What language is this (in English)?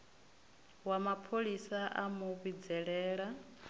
Venda